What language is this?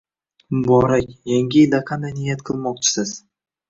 Uzbek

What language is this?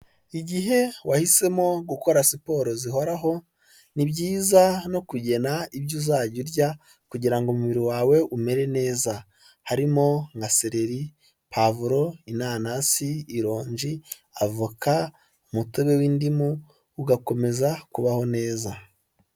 Kinyarwanda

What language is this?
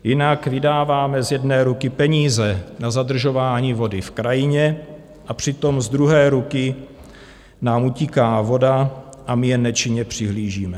Czech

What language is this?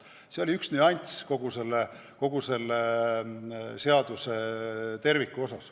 Estonian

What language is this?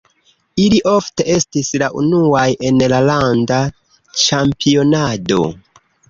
Esperanto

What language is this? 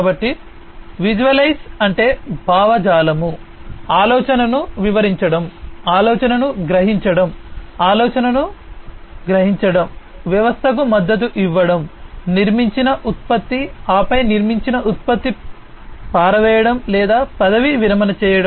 Telugu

